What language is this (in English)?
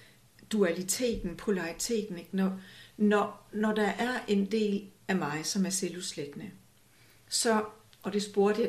Danish